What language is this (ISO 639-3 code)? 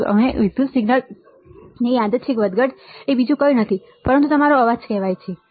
guj